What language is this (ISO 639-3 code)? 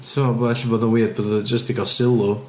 cym